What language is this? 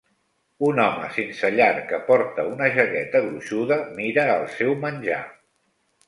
Catalan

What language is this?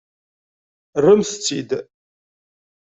Kabyle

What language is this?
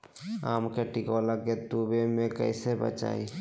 Magahi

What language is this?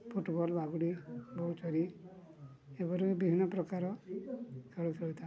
Odia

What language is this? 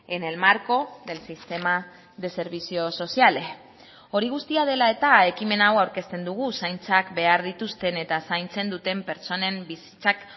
Basque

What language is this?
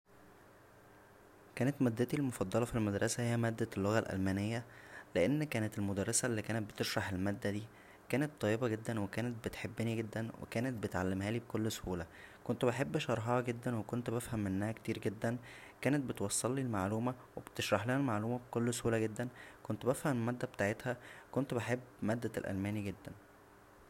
Egyptian Arabic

